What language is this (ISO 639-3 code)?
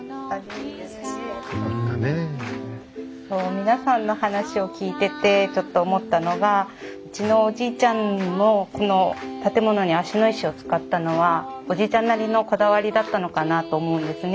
jpn